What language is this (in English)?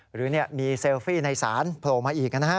Thai